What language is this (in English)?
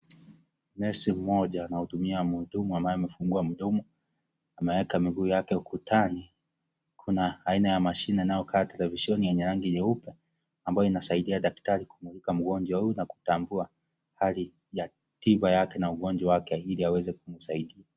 Swahili